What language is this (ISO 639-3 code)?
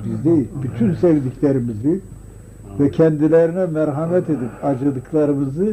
tur